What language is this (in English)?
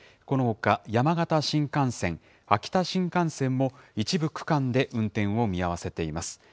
Japanese